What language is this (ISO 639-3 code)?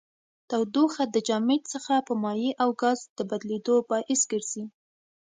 pus